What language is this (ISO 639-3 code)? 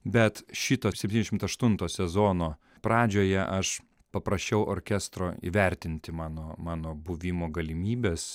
lit